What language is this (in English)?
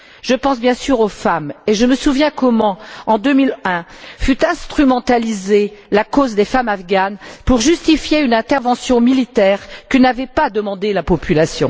French